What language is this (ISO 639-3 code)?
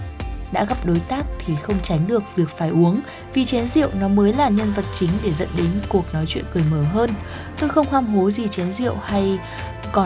vie